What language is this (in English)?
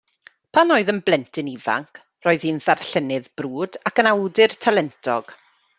Welsh